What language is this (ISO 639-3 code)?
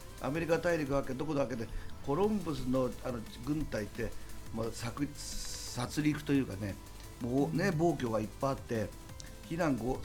jpn